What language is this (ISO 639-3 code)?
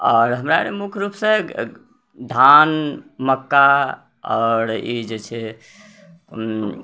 mai